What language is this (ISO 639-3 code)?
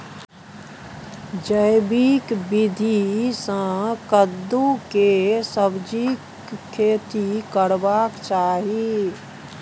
mai